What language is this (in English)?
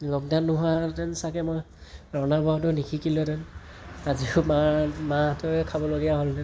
Assamese